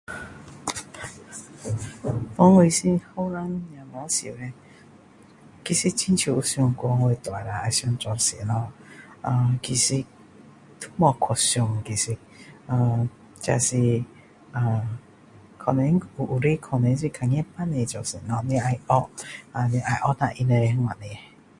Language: Min Dong Chinese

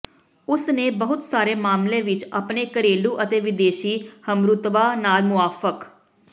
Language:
Punjabi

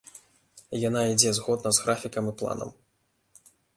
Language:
Belarusian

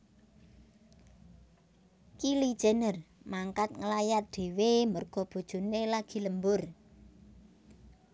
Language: Javanese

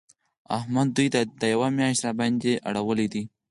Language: Pashto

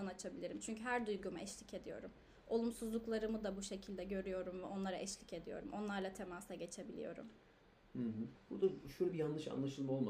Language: Turkish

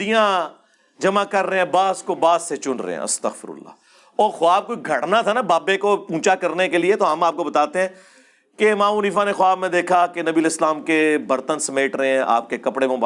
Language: Urdu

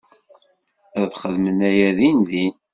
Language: Kabyle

